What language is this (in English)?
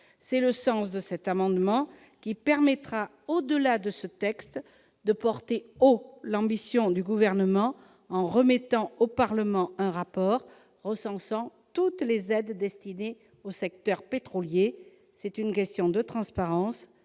French